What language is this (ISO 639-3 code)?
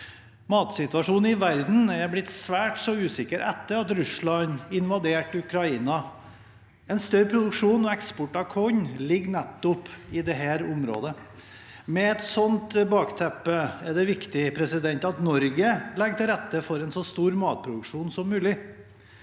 nor